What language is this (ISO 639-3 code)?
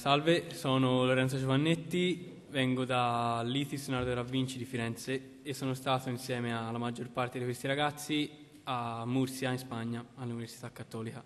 ita